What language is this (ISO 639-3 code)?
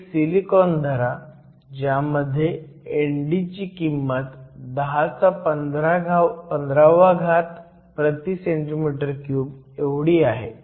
mar